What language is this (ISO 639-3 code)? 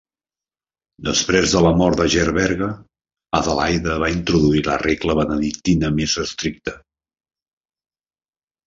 cat